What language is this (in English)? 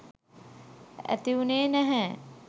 Sinhala